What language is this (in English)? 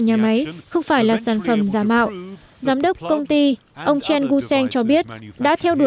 Vietnamese